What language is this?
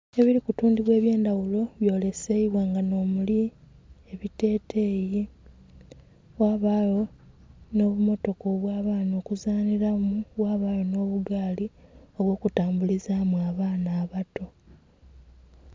Soga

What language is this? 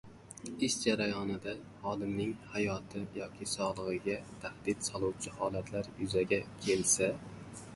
Uzbek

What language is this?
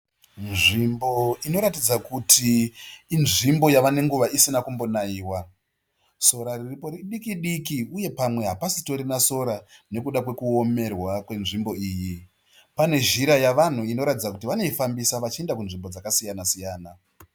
Shona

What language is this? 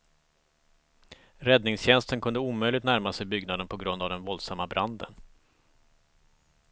Swedish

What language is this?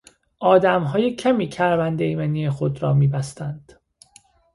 Persian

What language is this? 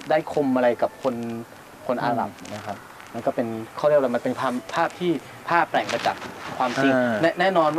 Thai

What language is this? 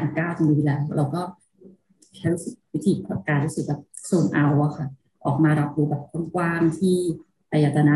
Thai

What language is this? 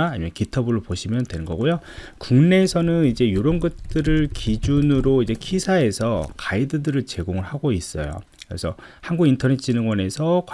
Korean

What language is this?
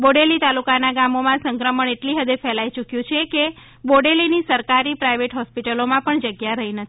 Gujarati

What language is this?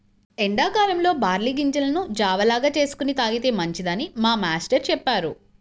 Telugu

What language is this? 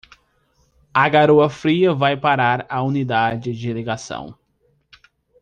Portuguese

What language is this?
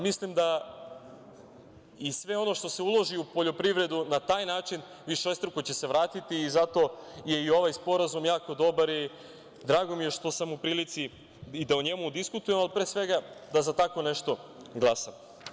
Serbian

